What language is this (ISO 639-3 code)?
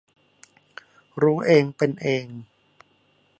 tha